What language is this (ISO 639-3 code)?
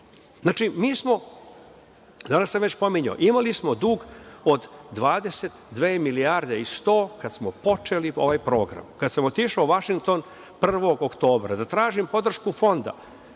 srp